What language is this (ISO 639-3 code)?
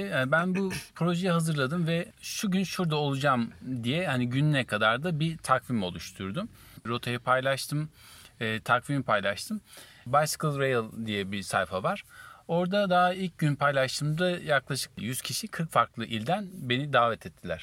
tur